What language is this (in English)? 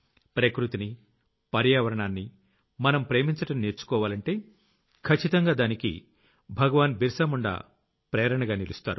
Telugu